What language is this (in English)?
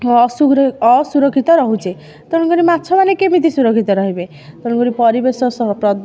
Odia